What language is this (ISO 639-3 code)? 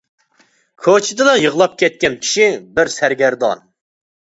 uig